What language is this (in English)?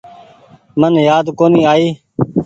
Goaria